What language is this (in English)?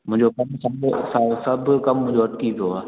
Sindhi